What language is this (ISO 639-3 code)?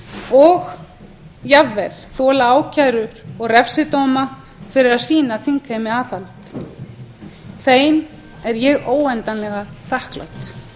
isl